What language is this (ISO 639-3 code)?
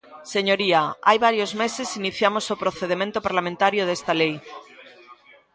glg